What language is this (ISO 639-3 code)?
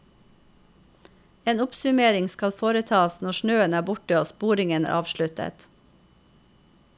nor